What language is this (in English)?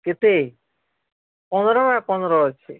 Odia